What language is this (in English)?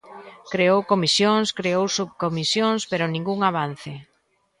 Galician